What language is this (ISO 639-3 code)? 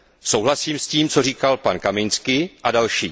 ces